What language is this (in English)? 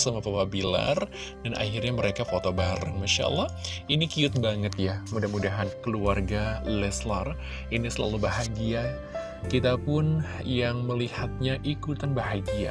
Indonesian